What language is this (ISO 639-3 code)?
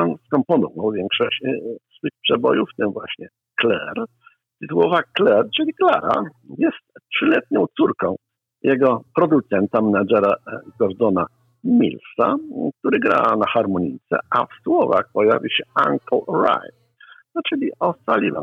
pol